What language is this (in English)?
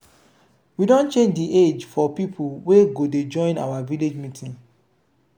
Nigerian Pidgin